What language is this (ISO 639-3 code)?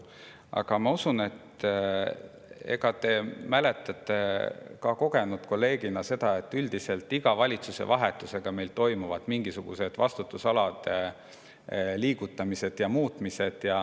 est